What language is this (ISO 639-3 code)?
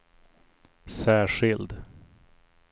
swe